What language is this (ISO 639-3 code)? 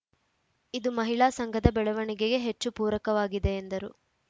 kan